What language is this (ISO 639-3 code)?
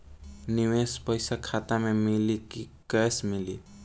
bho